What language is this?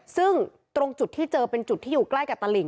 Thai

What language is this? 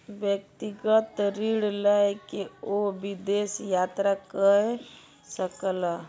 Maithili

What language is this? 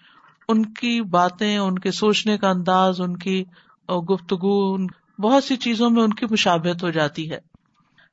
Urdu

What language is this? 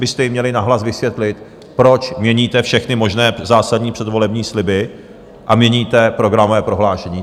Czech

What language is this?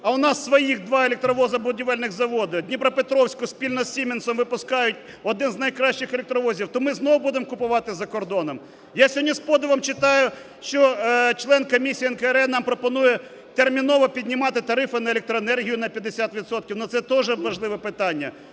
Ukrainian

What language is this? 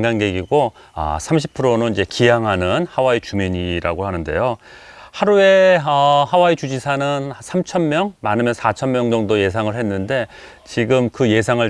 Korean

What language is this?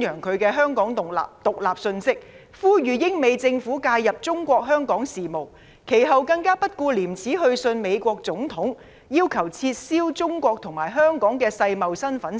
Cantonese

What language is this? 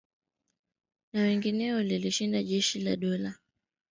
Swahili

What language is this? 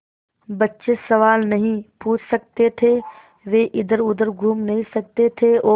Hindi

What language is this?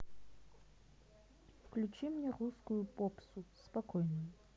Russian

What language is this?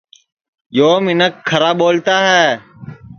Sansi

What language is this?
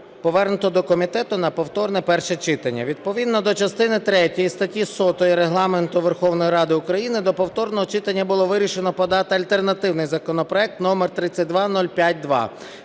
Ukrainian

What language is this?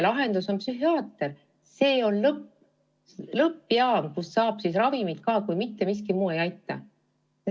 Estonian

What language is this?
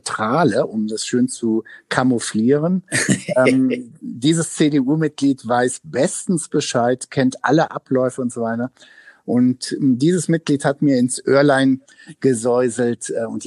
German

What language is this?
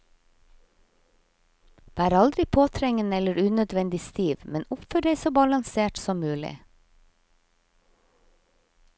Norwegian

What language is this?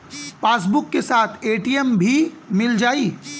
Bhojpuri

